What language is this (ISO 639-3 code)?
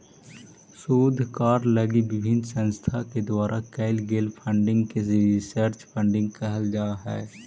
mag